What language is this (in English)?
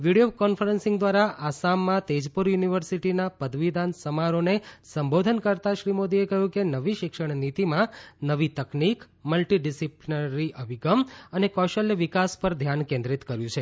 Gujarati